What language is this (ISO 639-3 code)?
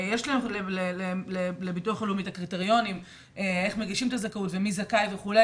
heb